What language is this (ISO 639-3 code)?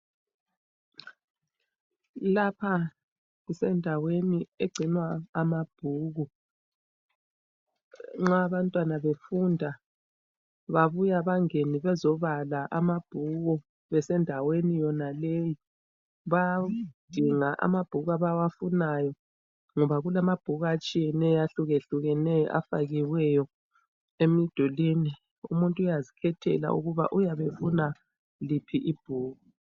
nde